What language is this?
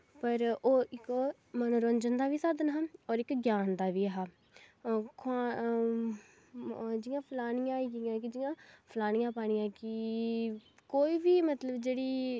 Dogri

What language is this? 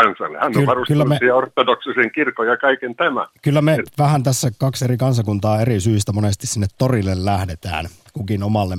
Finnish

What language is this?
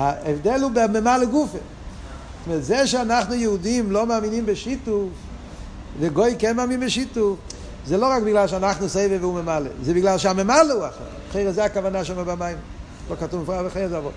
Hebrew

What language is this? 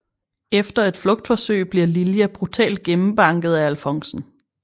Danish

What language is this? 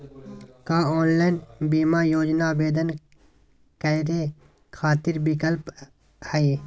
Magahi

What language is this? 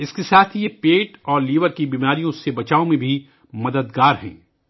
Urdu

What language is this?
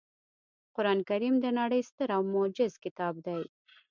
Pashto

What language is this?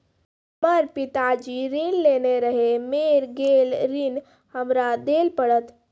Maithili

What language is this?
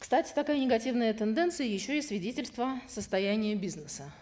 Kazakh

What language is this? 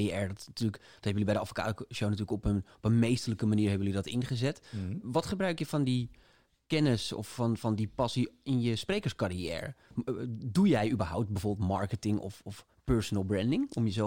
Dutch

